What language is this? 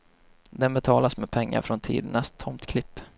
Swedish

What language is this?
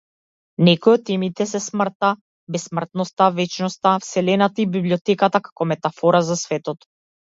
Macedonian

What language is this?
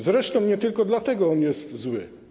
Polish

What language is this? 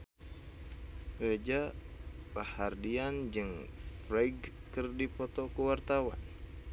Sundanese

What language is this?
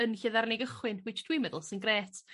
Welsh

